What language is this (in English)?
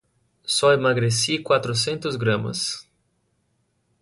Portuguese